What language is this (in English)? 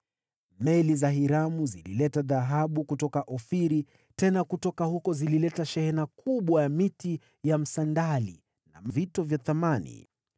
Swahili